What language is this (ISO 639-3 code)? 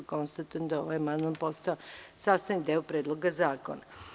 srp